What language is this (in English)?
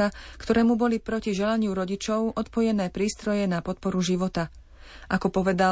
Slovak